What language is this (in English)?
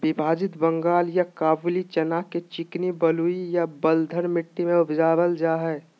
Magahi